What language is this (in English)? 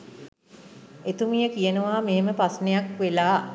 Sinhala